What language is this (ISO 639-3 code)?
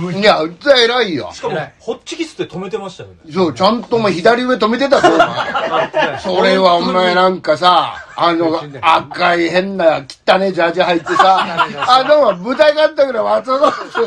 jpn